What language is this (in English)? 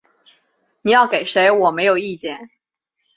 Chinese